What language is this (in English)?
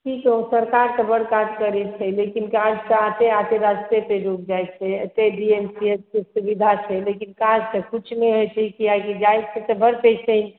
Maithili